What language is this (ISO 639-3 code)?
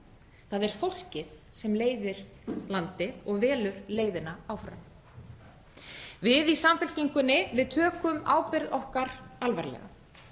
isl